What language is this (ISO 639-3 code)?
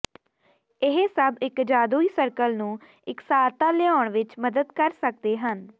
pan